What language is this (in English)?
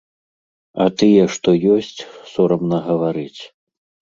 Belarusian